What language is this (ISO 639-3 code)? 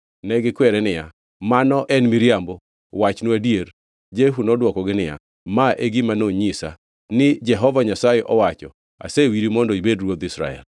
luo